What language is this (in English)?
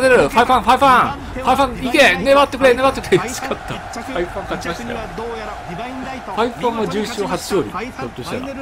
Japanese